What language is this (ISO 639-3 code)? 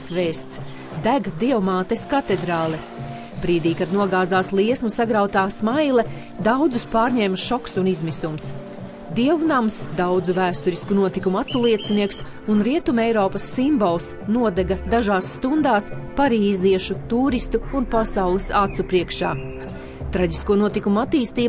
lav